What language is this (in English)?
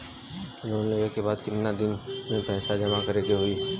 Bhojpuri